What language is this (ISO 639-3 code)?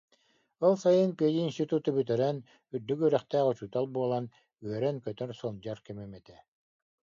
sah